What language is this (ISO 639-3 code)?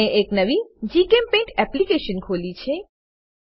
guj